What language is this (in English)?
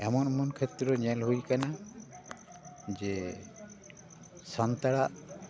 Santali